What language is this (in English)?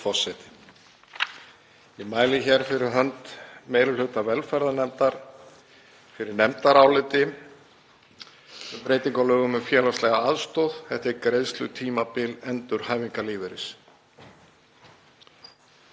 Icelandic